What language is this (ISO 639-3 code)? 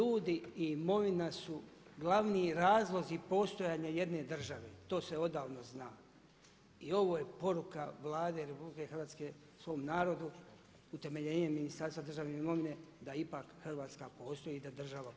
hrv